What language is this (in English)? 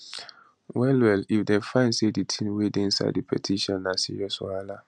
Nigerian Pidgin